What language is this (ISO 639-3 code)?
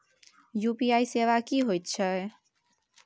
mai